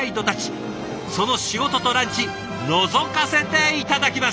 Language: Japanese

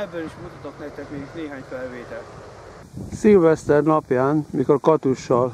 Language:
Hungarian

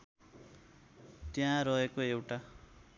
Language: Nepali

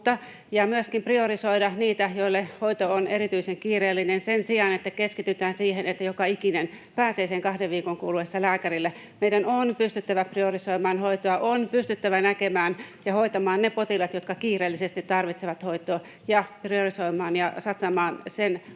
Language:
Finnish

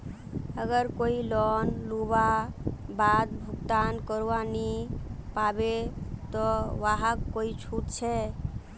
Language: Magahi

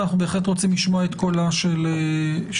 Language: Hebrew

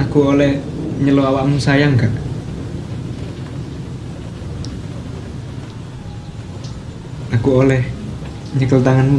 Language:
Spanish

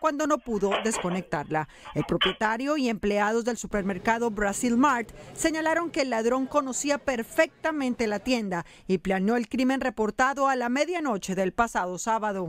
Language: Spanish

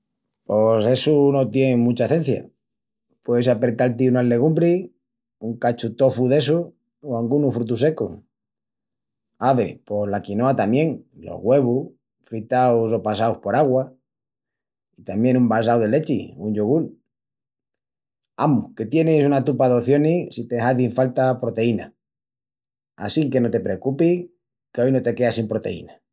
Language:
Extremaduran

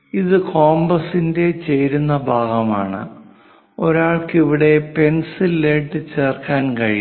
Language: Malayalam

